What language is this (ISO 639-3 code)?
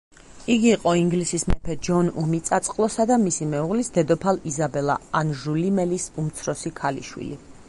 kat